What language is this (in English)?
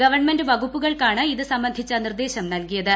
Malayalam